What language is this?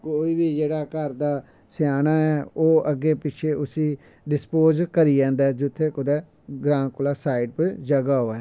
Dogri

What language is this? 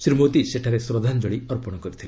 Odia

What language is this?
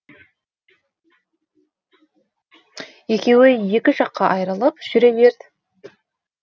Kazakh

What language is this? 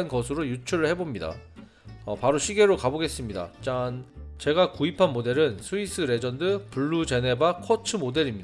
Korean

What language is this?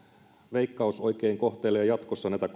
Finnish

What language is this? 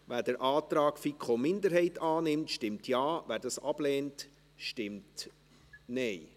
Swiss German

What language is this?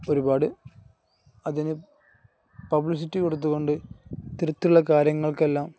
Malayalam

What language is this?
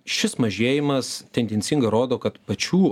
Lithuanian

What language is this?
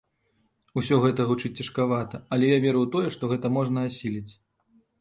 Belarusian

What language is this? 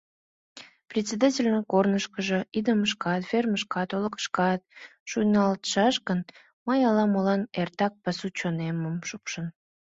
Mari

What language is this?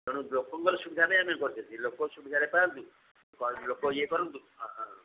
Odia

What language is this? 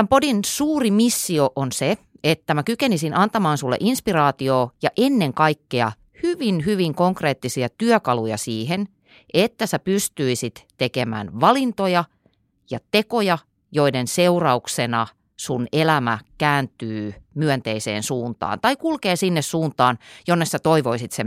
Finnish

